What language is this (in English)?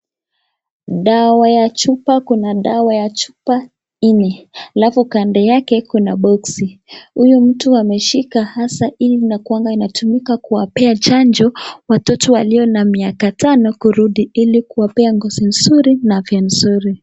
Swahili